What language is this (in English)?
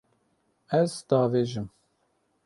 Kurdish